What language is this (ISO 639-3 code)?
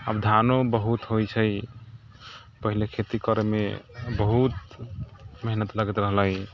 mai